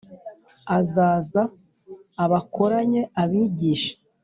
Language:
Kinyarwanda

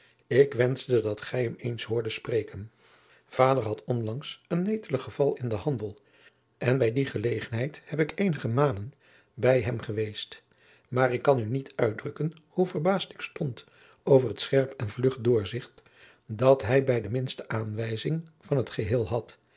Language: Dutch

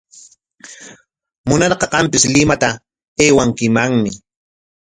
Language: Corongo Ancash Quechua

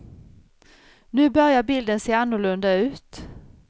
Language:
Swedish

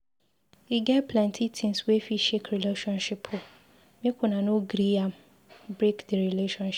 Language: Nigerian Pidgin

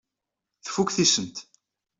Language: Kabyle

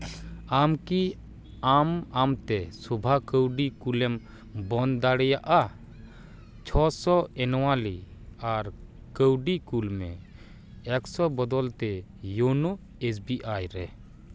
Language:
Santali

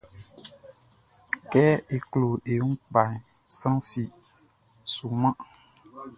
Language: Baoulé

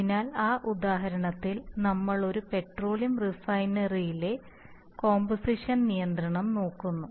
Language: Malayalam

